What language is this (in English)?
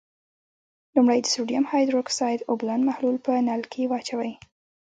Pashto